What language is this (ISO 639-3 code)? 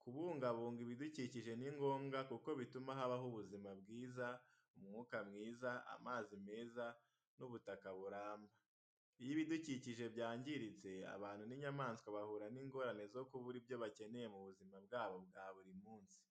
kin